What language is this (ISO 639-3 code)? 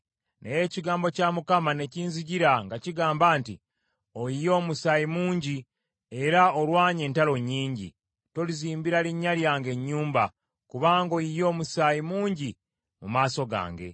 lug